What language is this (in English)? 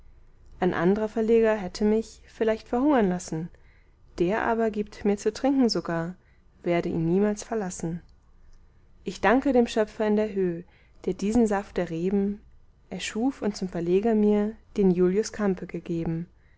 German